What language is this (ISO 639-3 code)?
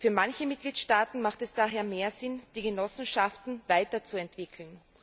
deu